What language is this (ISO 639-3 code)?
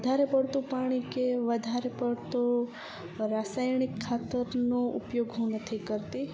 guj